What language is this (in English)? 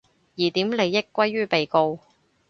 Cantonese